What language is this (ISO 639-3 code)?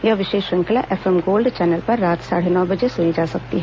hin